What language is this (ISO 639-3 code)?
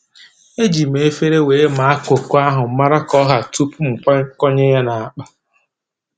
ibo